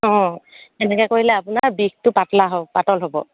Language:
Assamese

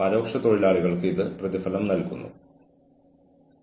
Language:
Malayalam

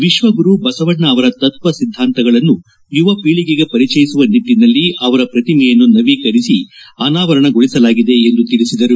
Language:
Kannada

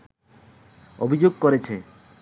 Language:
Bangla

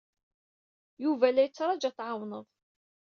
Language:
Kabyle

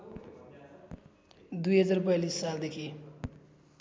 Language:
Nepali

